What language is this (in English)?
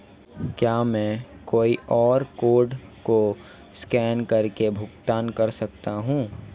Hindi